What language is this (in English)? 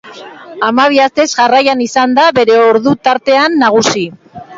Basque